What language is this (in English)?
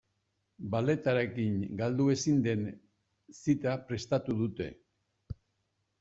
Basque